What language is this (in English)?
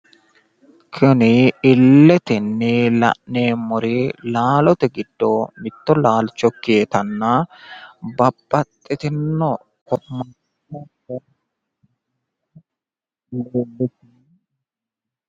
Sidamo